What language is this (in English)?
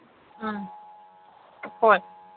Manipuri